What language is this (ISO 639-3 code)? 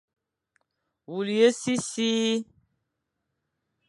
fan